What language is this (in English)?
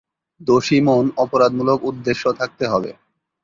Bangla